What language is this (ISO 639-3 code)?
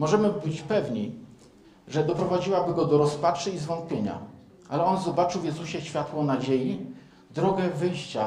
pol